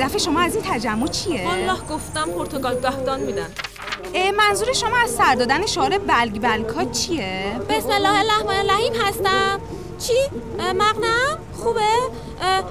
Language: Persian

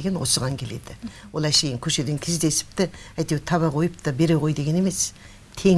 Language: Turkish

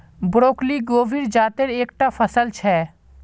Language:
Magahi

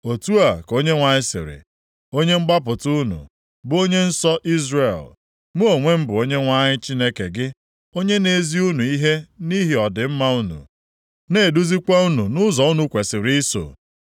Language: Igbo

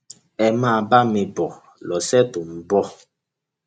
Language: Yoruba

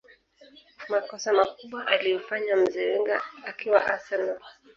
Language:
Swahili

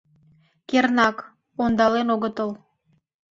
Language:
Mari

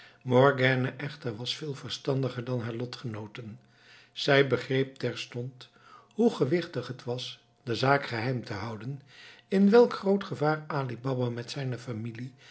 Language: Dutch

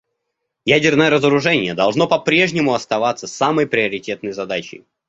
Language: Russian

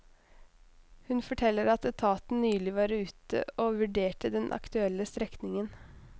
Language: Norwegian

